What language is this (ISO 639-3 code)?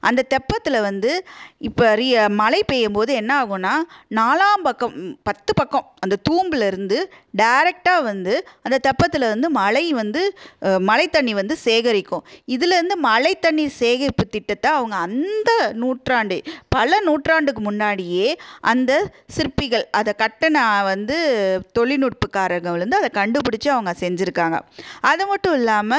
tam